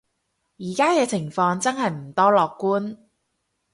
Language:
Cantonese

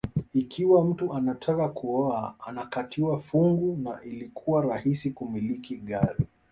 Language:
Swahili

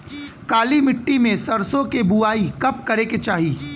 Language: Bhojpuri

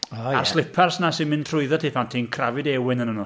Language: Welsh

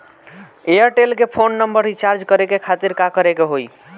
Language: Bhojpuri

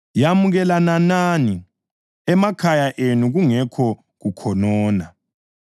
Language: North Ndebele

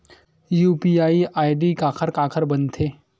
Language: Chhattisgarhi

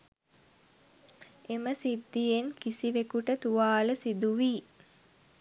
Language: Sinhala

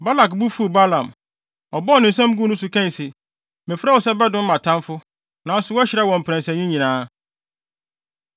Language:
Akan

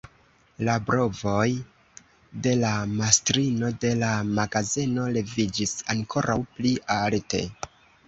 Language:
Esperanto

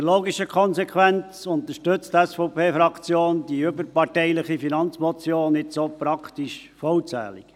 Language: Swiss German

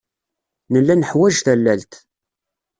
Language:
Kabyle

